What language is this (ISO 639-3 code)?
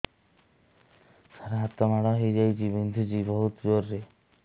ori